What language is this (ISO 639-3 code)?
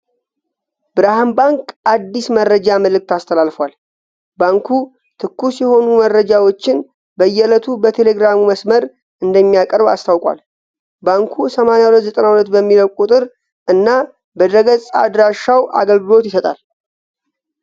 amh